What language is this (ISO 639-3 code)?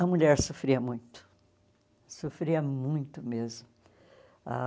por